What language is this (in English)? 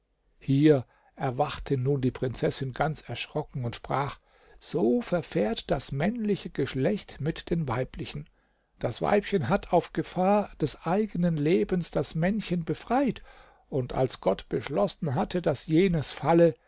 German